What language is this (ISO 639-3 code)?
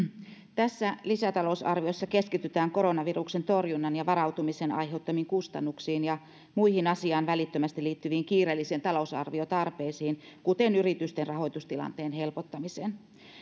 fin